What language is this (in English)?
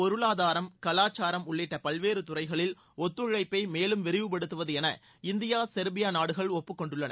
Tamil